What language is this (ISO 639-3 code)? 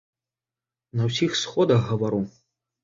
bel